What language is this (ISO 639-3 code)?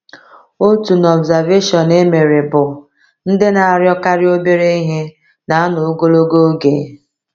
ibo